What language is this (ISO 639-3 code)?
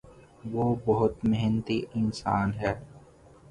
urd